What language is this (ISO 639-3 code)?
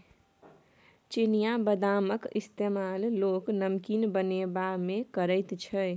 mai